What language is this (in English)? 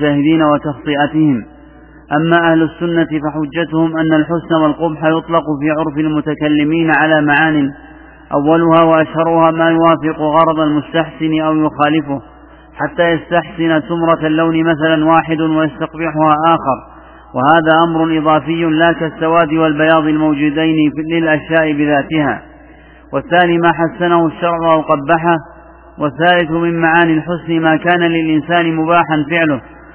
Arabic